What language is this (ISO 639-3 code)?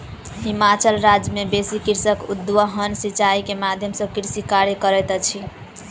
mai